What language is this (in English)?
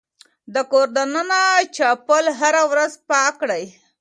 Pashto